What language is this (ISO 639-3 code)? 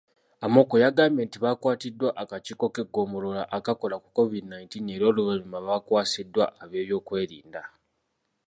lug